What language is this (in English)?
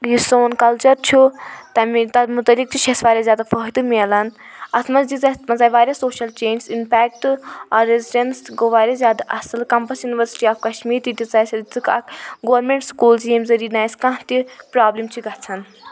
Kashmiri